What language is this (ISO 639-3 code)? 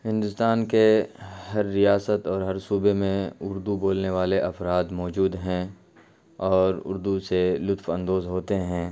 urd